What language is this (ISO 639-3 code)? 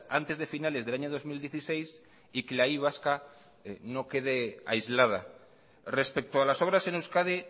spa